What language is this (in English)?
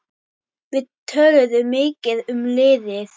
Icelandic